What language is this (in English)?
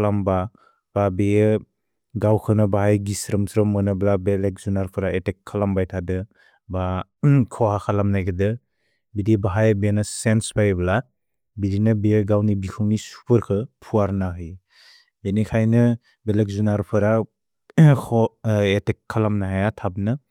Bodo